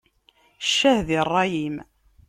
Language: Kabyle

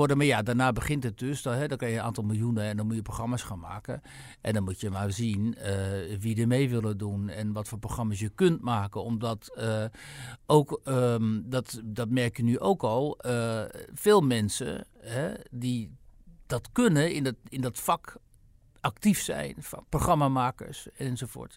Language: Dutch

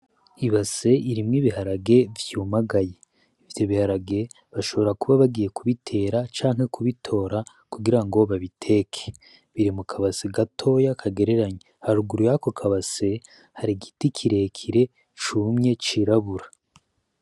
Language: Rundi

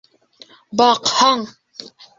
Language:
Bashkir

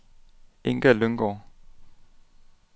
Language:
Danish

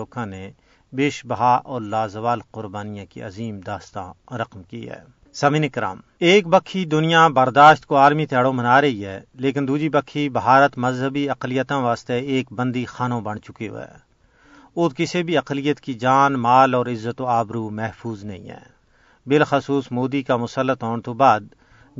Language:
Urdu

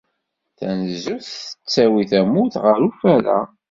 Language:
Kabyle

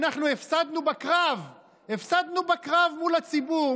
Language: Hebrew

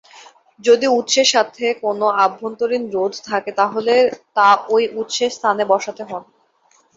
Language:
Bangla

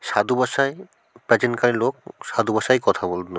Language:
Bangla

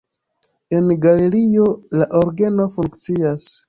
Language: Esperanto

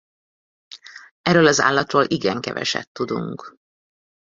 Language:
Hungarian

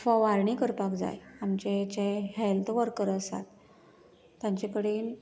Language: Konkani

